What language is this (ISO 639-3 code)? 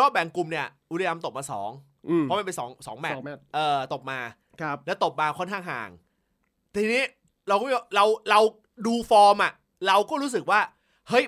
tha